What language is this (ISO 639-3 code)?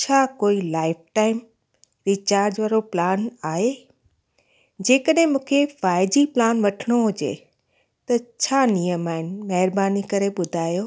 snd